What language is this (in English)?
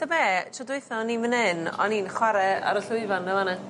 Welsh